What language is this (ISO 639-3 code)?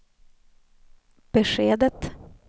swe